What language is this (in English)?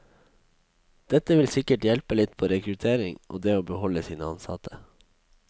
Norwegian